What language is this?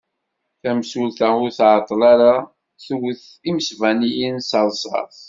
Kabyle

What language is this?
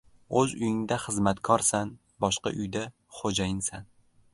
Uzbek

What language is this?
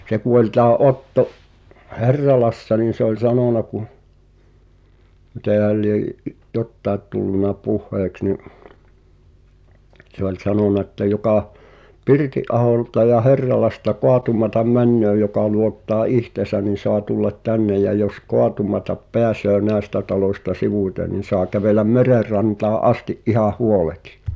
Finnish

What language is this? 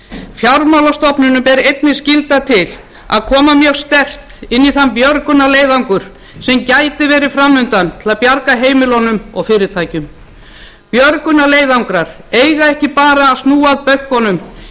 Icelandic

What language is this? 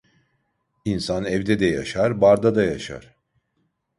Turkish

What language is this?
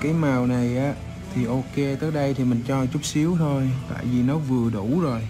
Vietnamese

